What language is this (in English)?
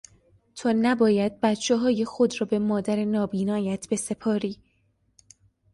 Persian